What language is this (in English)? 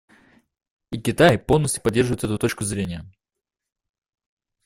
Russian